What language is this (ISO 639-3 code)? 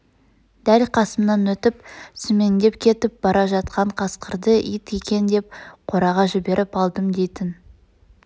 kaz